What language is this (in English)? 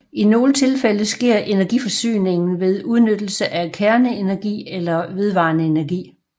Danish